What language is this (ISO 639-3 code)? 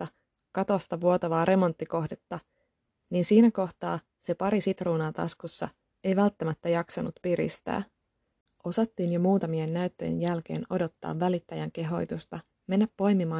fin